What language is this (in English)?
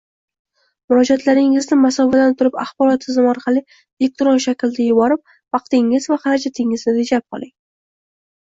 Uzbek